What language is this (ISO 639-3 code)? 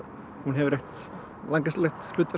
isl